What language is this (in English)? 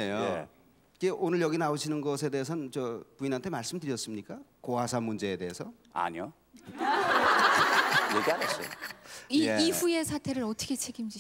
Korean